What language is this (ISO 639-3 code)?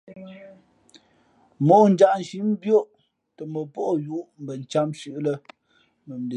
fmp